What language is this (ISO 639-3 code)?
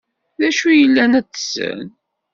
kab